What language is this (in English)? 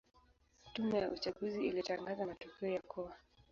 Swahili